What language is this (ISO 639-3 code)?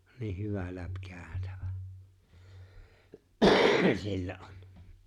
fin